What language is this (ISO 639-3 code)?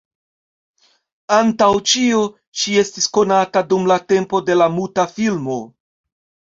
epo